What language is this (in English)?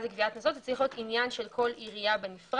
Hebrew